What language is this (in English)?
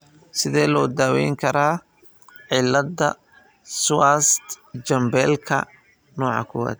Somali